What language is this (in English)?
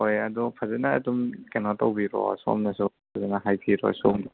Manipuri